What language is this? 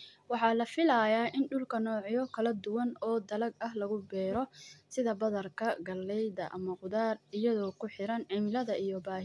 Somali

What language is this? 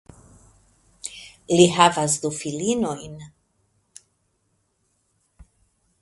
Esperanto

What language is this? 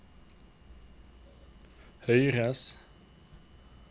Norwegian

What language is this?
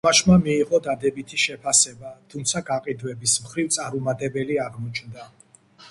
Georgian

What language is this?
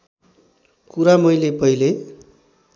Nepali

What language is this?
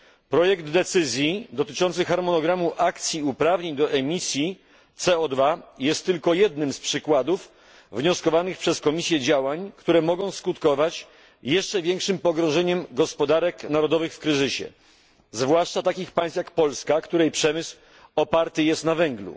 Polish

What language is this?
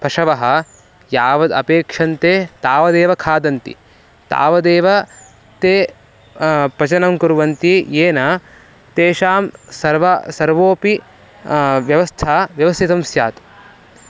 Sanskrit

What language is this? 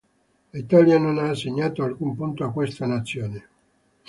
Italian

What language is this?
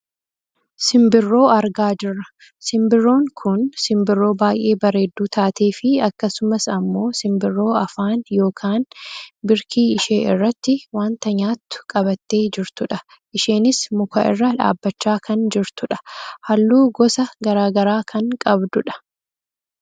Oromo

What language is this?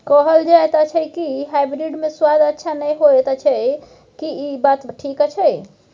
Maithili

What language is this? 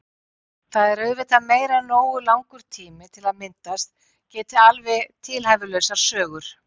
Icelandic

